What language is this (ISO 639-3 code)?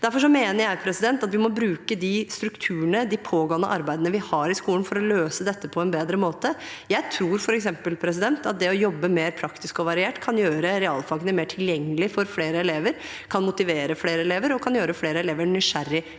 nor